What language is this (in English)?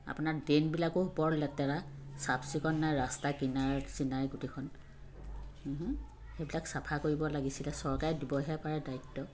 Assamese